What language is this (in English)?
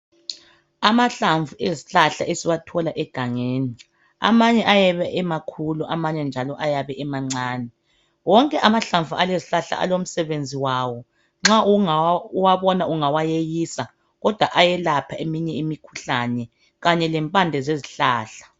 North Ndebele